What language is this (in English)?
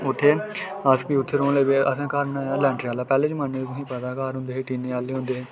Dogri